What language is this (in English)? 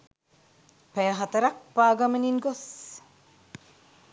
Sinhala